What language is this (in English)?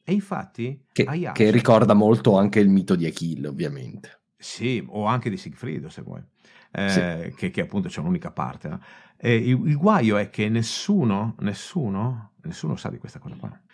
Italian